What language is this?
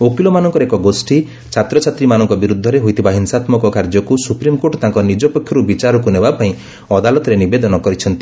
Odia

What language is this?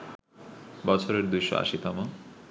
Bangla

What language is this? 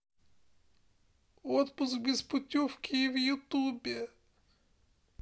Russian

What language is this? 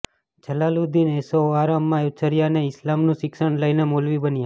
Gujarati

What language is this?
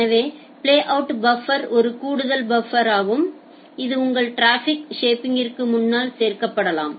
Tamil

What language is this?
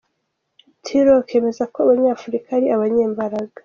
Kinyarwanda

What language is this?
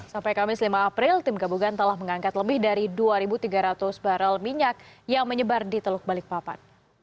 Indonesian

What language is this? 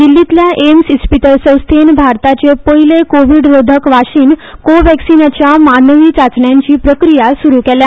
Konkani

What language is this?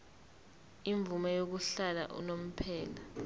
Zulu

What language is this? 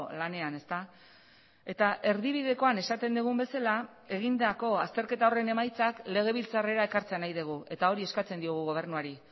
Basque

